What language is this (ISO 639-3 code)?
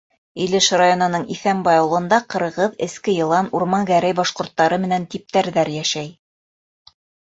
bak